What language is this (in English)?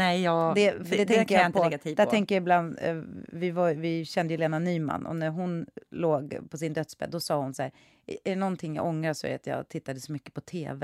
Swedish